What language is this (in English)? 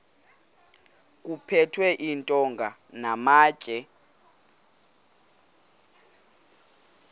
Xhosa